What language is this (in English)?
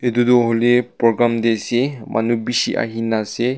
Naga Pidgin